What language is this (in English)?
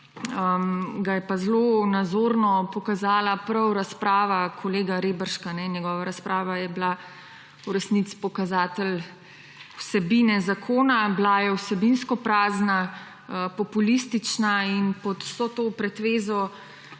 Slovenian